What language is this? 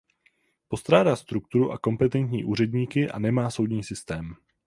Czech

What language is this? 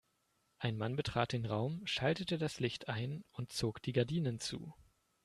German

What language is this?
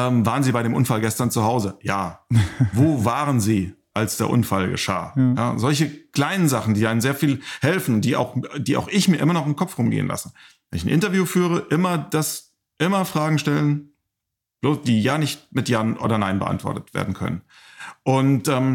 German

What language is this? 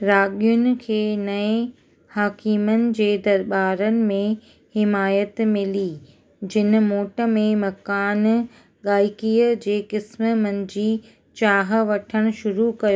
Sindhi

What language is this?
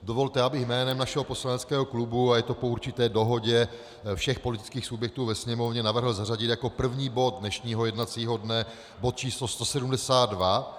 Czech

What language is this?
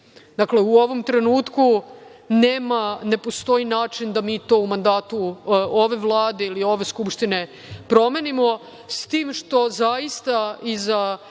Serbian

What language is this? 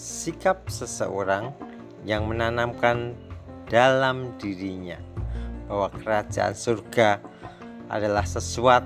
Indonesian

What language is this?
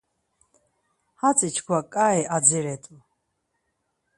Laz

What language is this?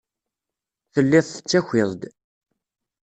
Kabyle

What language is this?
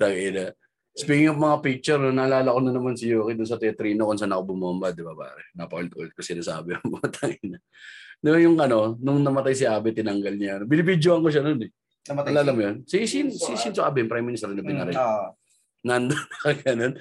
Filipino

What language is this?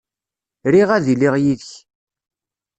Kabyle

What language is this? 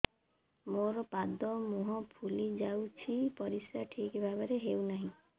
Odia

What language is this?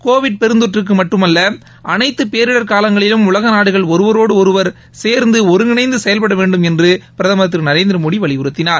Tamil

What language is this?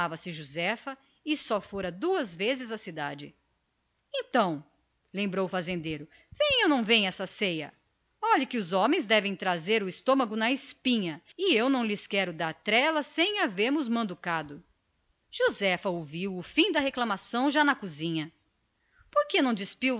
Portuguese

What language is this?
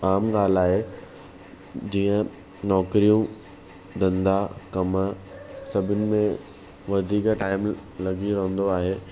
Sindhi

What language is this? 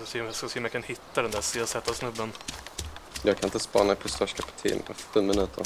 Swedish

